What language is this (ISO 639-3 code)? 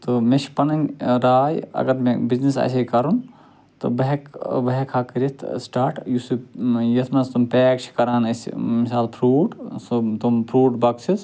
kas